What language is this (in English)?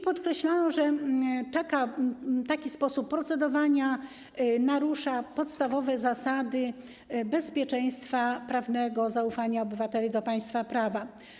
Polish